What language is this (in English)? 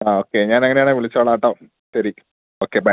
Malayalam